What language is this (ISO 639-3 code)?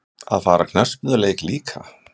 isl